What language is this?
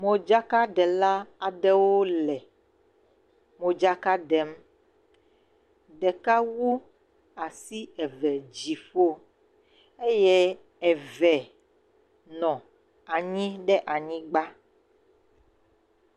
Ewe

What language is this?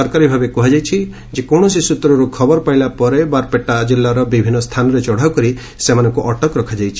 Odia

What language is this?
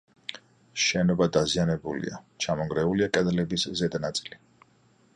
Georgian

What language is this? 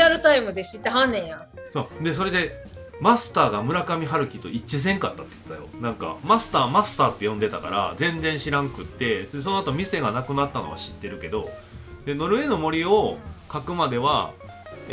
Japanese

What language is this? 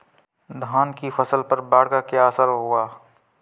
Hindi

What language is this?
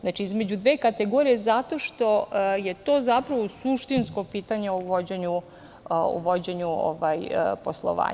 Serbian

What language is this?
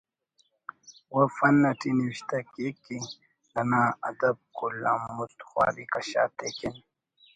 Brahui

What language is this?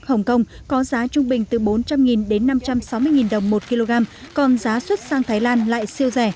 Vietnamese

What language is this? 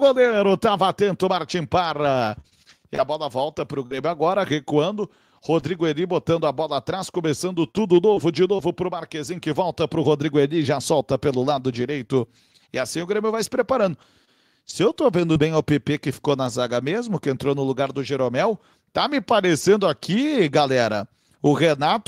Portuguese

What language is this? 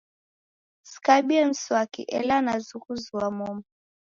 Taita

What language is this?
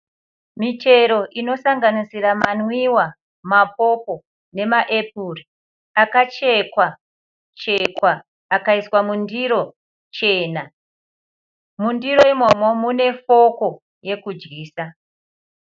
Shona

